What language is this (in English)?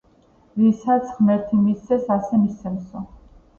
Georgian